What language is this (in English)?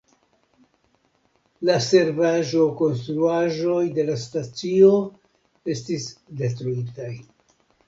Esperanto